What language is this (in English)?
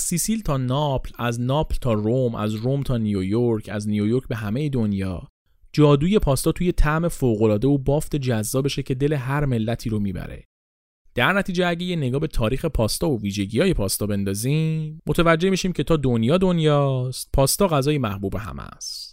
Persian